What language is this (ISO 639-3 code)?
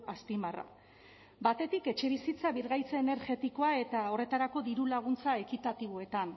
eus